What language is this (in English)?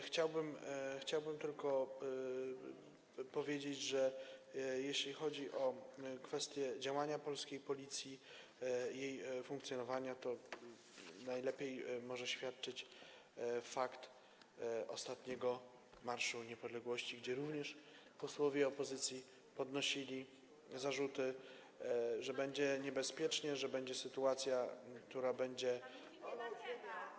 Polish